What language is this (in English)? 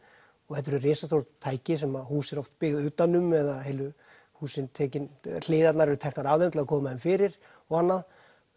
Icelandic